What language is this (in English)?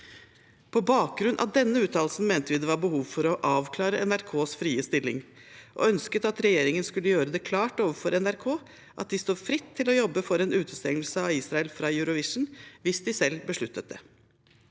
Norwegian